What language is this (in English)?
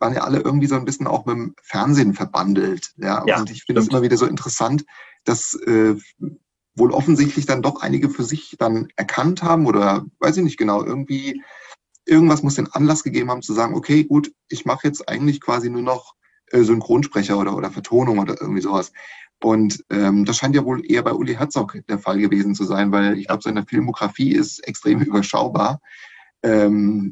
German